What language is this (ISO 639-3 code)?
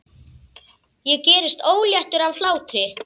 isl